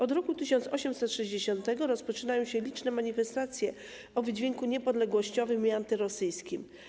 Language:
Polish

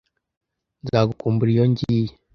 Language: Kinyarwanda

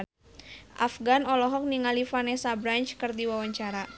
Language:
Sundanese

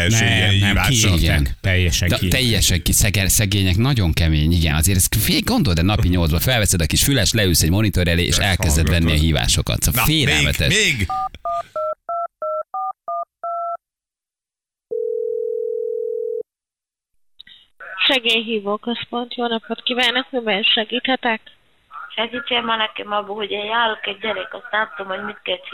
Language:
Hungarian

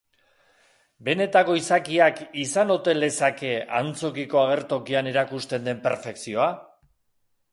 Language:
Basque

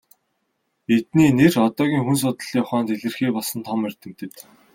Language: Mongolian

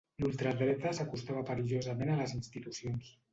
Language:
Catalan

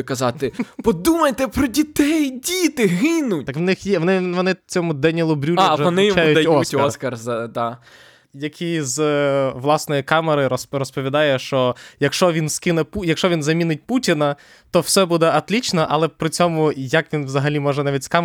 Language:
Ukrainian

